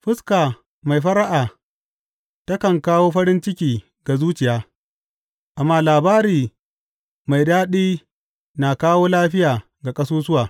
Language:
Hausa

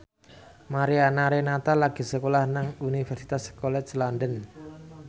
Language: Javanese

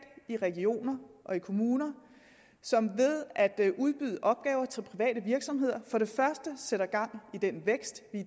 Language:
Danish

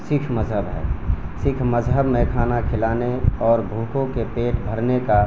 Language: Urdu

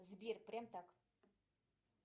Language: Russian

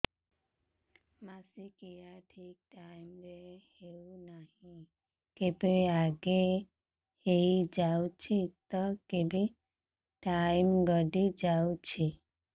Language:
Odia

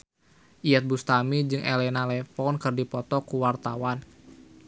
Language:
Sundanese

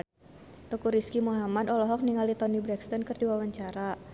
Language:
Sundanese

